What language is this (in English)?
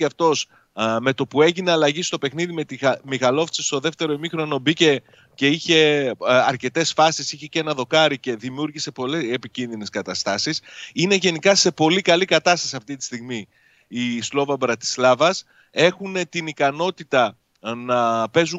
Greek